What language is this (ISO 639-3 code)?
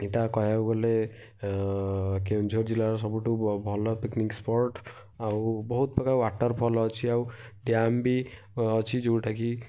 ori